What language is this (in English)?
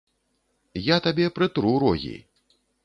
Belarusian